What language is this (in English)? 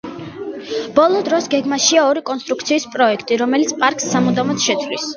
Georgian